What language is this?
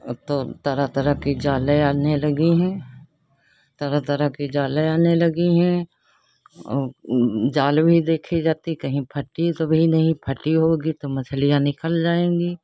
Hindi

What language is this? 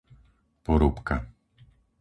Slovak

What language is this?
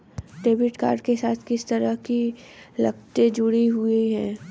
Hindi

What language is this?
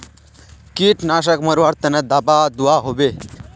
Magahi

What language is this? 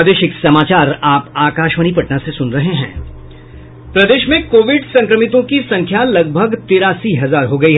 Hindi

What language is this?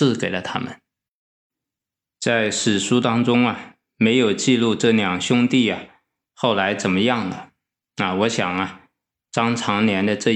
Chinese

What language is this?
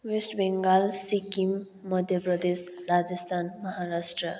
Nepali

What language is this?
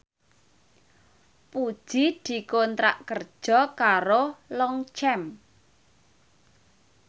Javanese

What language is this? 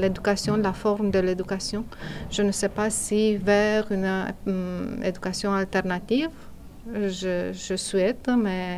French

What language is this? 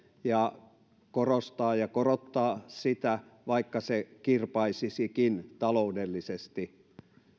Finnish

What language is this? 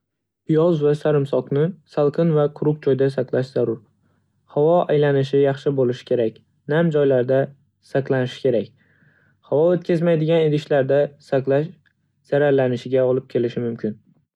Uzbek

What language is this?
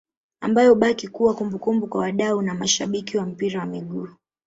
Swahili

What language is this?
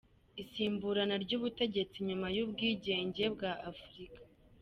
Kinyarwanda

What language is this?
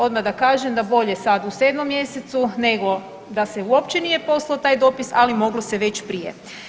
Croatian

